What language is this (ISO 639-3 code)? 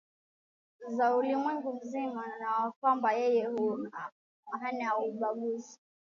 swa